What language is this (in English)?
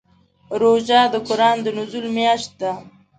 Pashto